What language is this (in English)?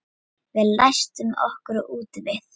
Icelandic